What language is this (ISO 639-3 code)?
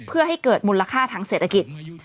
tha